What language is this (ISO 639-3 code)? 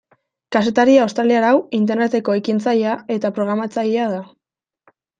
eus